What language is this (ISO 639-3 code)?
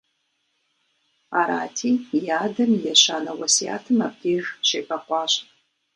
kbd